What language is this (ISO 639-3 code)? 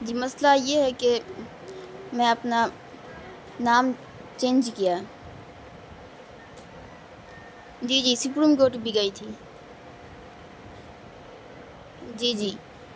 urd